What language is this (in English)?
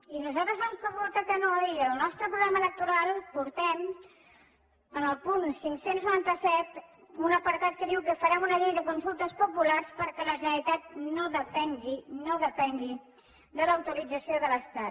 Catalan